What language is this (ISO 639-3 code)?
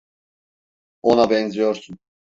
tur